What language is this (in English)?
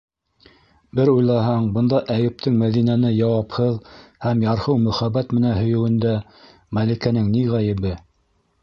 Bashkir